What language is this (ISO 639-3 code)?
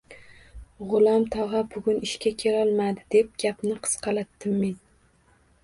uzb